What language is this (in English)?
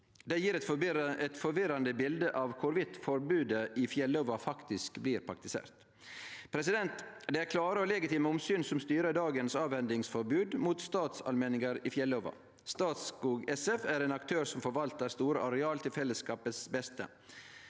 Norwegian